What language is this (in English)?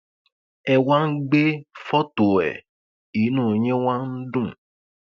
Yoruba